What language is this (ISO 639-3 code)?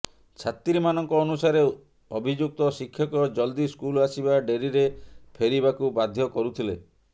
ori